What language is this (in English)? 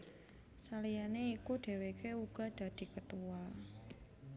Javanese